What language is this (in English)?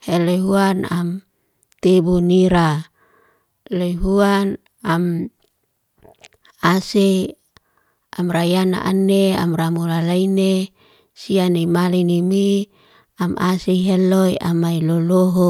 Liana-Seti